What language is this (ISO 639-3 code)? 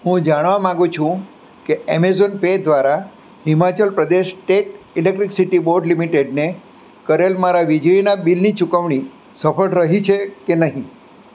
guj